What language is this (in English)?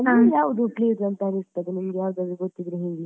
Kannada